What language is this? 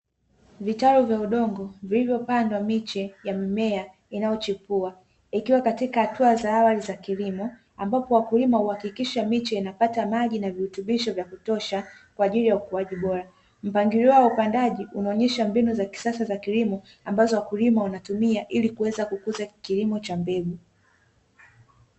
Swahili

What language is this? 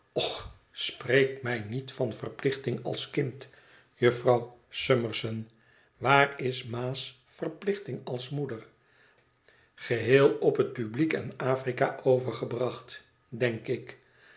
Dutch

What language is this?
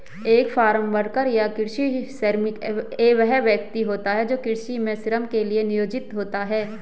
Hindi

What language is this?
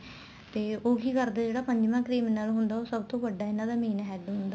Punjabi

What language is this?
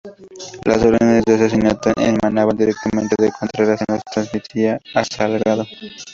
Spanish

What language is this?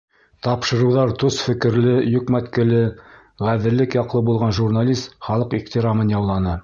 Bashkir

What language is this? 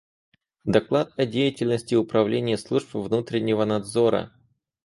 Russian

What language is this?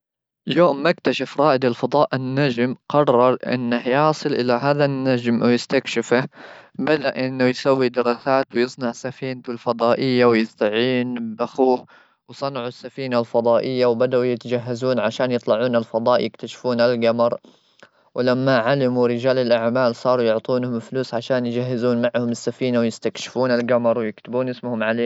Gulf Arabic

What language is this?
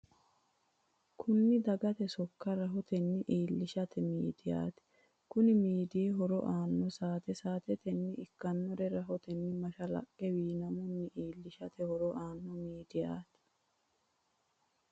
Sidamo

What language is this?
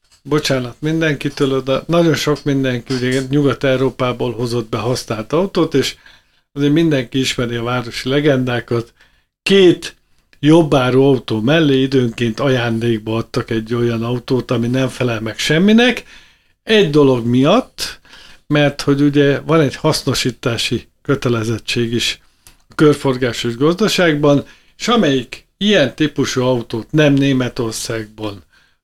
Hungarian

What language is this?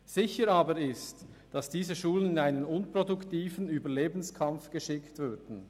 Swiss German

